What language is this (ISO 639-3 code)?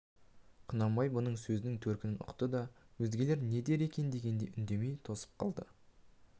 kaz